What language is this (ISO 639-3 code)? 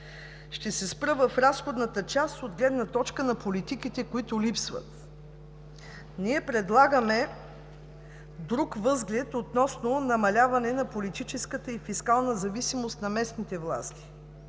bul